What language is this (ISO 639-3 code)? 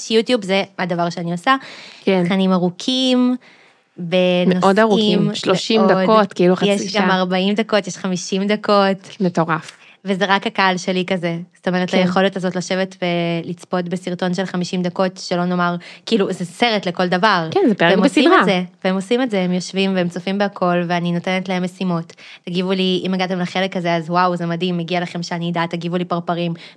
heb